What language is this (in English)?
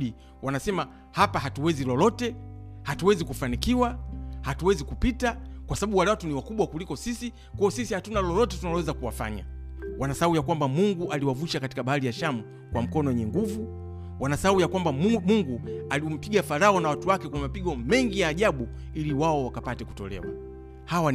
Swahili